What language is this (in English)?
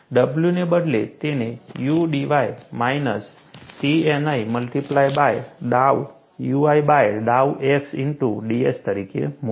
Gujarati